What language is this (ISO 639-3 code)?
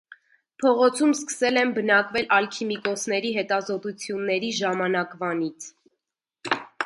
hye